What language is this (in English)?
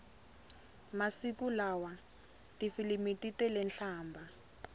Tsonga